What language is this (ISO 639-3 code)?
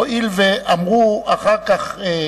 heb